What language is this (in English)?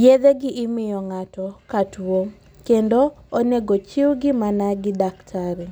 Luo (Kenya and Tanzania)